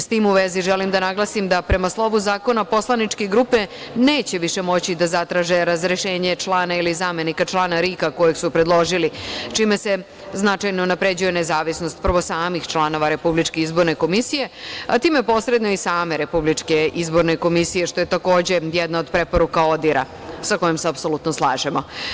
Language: Serbian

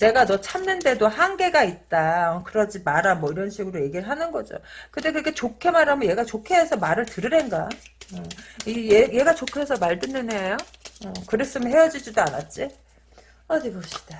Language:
Korean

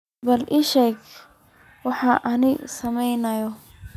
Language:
Somali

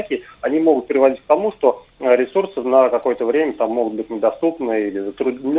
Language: Russian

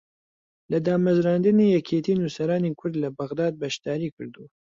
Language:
Central Kurdish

